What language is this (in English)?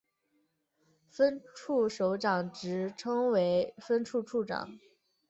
Chinese